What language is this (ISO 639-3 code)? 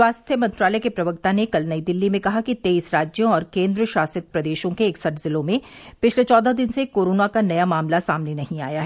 hin